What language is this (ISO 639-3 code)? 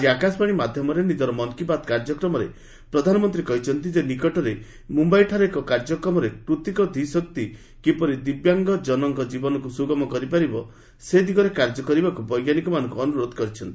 ori